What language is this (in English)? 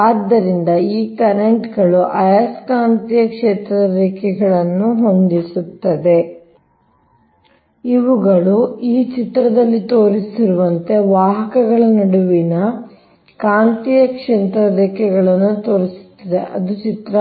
Kannada